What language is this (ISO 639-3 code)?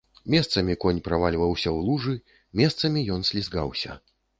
bel